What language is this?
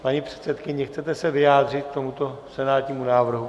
Czech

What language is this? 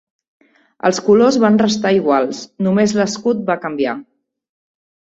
Catalan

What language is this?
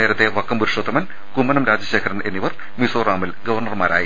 Malayalam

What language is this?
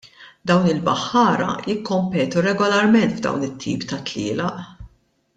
Maltese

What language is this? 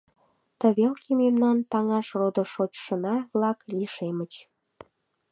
Mari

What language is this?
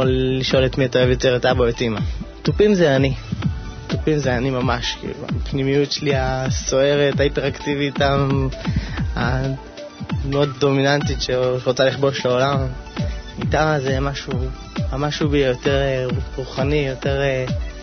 Hebrew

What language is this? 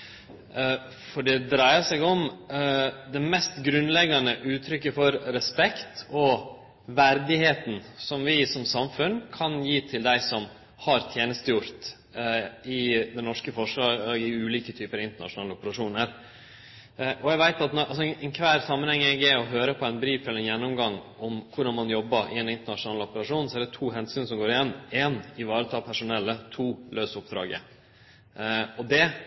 Norwegian Nynorsk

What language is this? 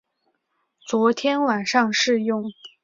Chinese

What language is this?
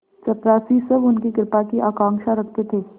Hindi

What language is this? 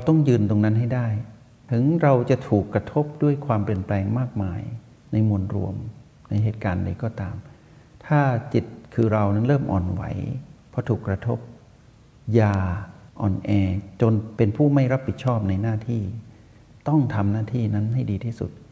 Thai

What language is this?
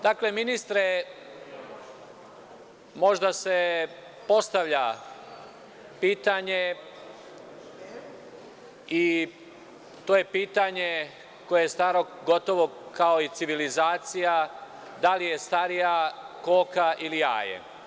Serbian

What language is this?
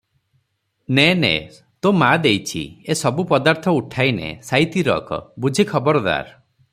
Odia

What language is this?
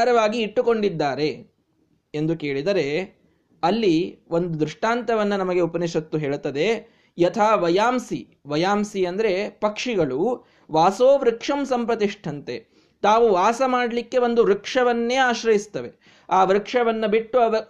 Kannada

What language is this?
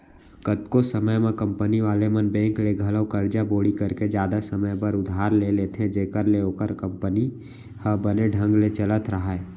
Chhattisgarhi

